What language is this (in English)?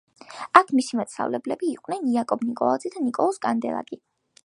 Georgian